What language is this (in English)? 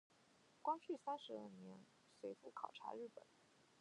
Chinese